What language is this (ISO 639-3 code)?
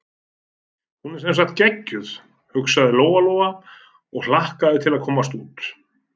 isl